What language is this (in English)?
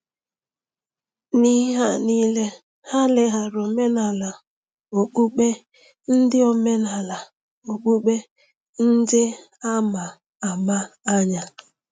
Igbo